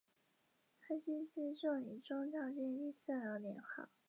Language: Chinese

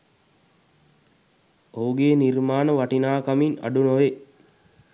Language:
Sinhala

